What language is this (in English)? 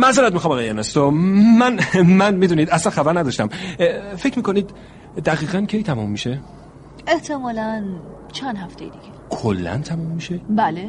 Persian